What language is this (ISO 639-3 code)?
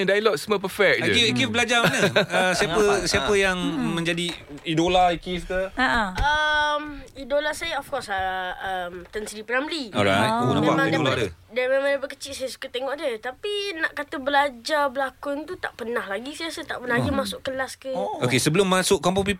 msa